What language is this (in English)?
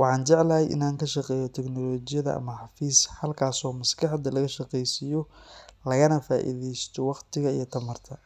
Somali